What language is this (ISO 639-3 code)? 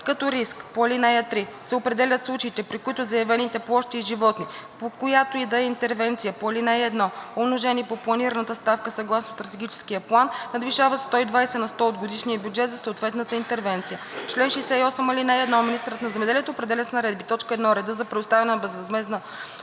bul